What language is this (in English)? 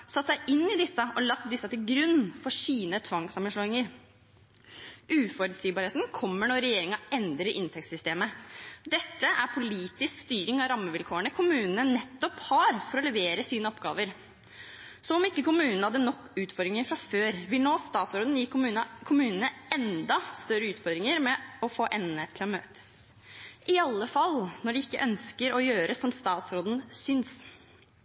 Norwegian Bokmål